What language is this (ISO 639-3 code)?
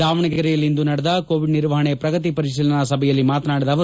kan